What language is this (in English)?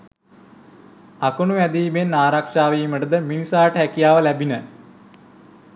Sinhala